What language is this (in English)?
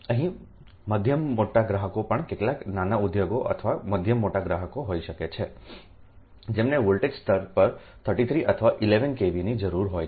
Gujarati